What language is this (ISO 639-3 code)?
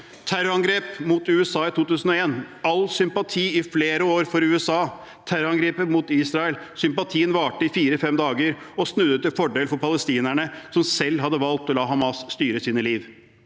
nor